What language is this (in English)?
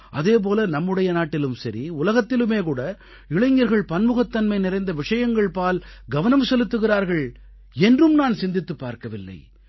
Tamil